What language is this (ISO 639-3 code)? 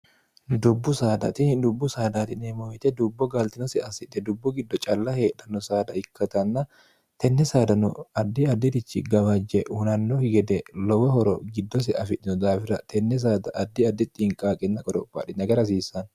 sid